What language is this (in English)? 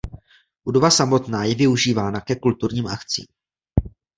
Czech